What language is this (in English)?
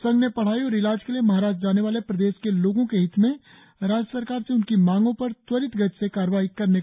Hindi